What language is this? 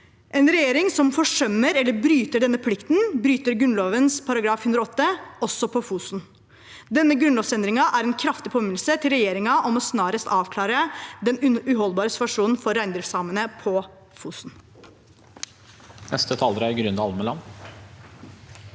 Norwegian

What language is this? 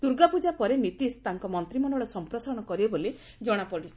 Odia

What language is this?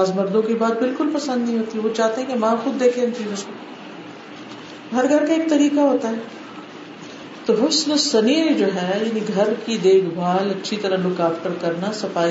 Urdu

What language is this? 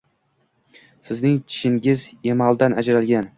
Uzbek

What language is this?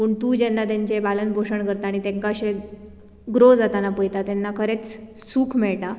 Konkani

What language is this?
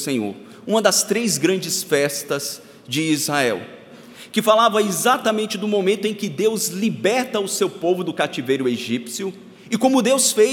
Portuguese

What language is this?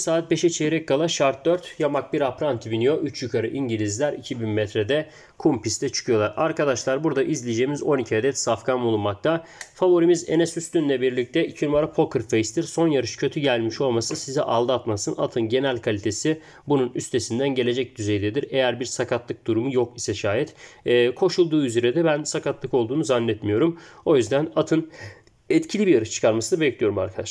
Turkish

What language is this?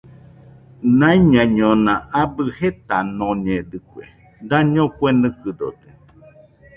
Nüpode Huitoto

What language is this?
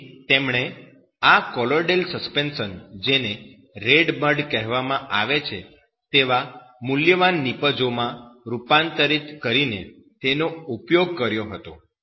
Gujarati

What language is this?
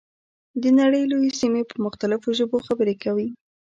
Pashto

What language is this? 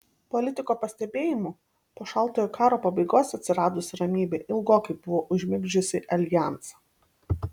Lithuanian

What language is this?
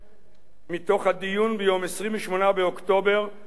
Hebrew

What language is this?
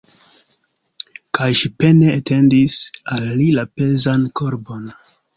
Esperanto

